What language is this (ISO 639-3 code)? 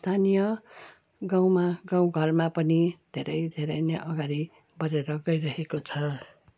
nep